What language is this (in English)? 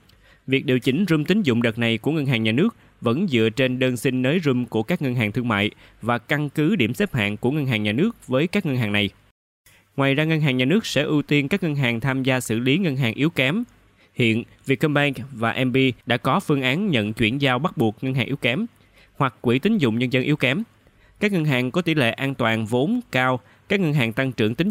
Vietnamese